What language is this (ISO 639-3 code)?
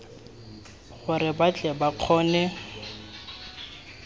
tsn